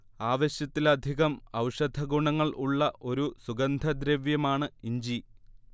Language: Malayalam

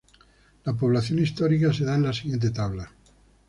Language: Spanish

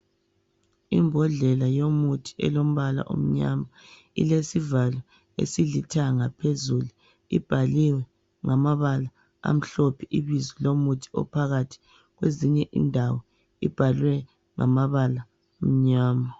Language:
North Ndebele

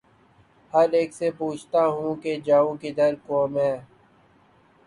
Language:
Urdu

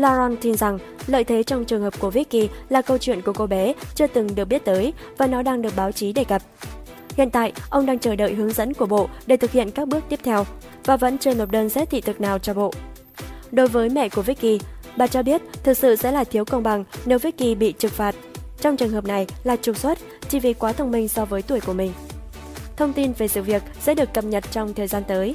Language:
Vietnamese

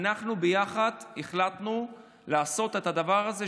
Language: Hebrew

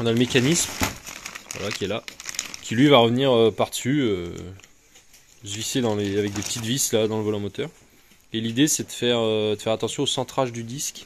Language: French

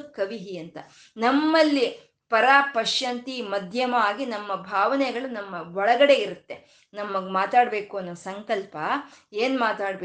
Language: Kannada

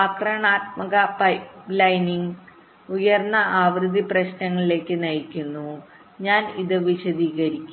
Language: Malayalam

